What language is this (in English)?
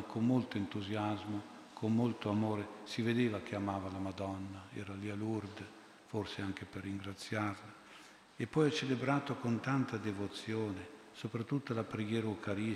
Italian